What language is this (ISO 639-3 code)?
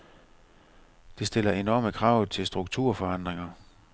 dan